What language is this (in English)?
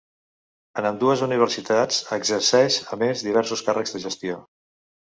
Catalan